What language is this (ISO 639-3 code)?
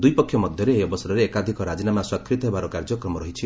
ori